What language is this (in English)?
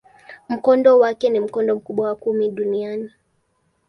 Swahili